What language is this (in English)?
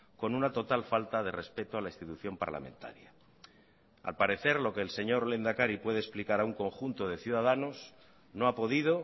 Spanish